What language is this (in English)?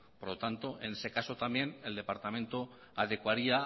Spanish